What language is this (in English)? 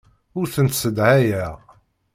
Kabyle